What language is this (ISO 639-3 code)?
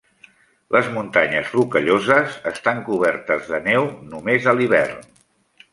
cat